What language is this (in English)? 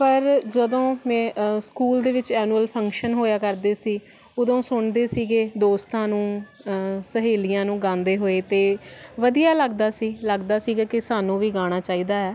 Punjabi